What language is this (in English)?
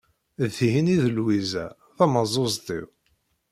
Kabyle